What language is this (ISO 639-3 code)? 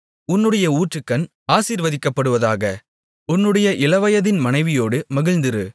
tam